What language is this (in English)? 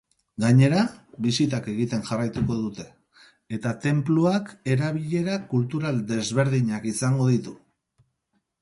Basque